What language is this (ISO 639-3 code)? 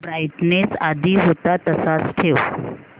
mar